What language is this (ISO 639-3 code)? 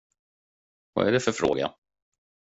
swe